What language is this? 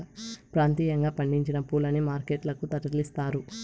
Telugu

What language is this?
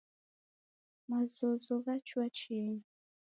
Taita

